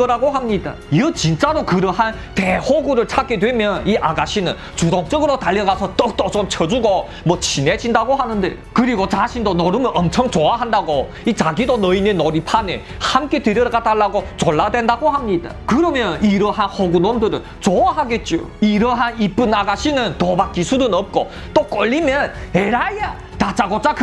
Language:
Korean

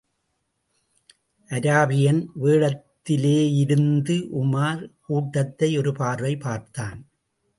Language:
Tamil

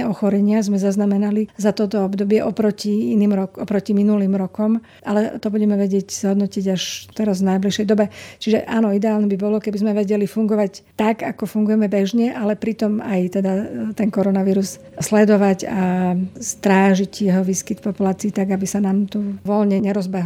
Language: Slovak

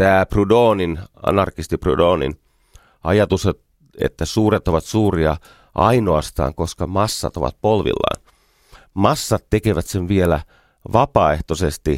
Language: Finnish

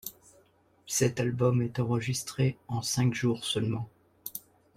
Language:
French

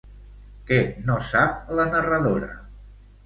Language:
Catalan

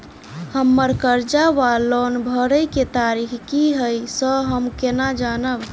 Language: Maithili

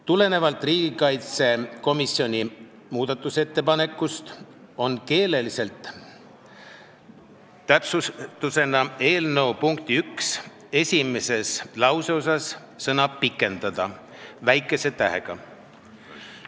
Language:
Estonian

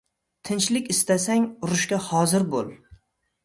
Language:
Uzbek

